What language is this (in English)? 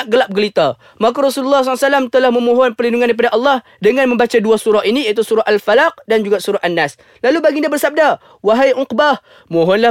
Malay